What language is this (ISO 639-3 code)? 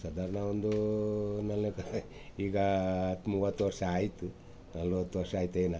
kan